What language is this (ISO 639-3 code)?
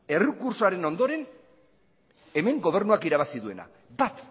eus